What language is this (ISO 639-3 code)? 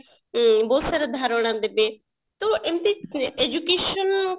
ori